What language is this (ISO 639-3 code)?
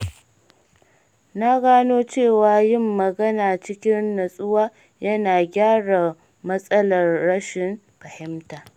hau